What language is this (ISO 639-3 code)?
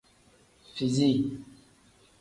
kdh